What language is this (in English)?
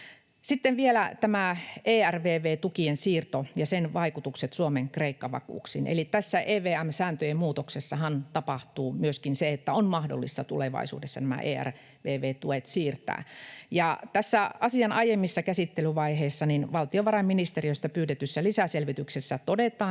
Finnish